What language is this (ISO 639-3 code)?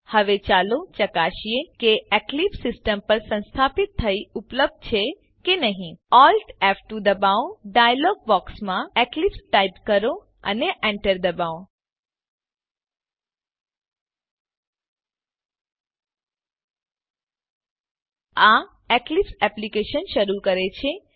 guj